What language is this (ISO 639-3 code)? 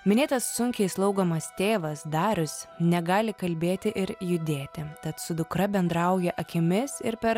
lit